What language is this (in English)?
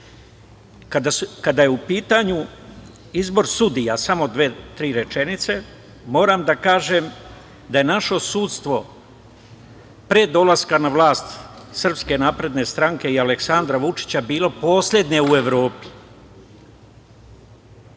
Serbian